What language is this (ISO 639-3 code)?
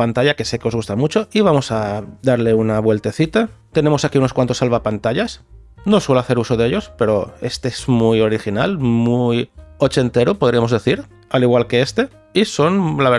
spa